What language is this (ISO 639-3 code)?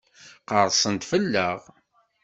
kab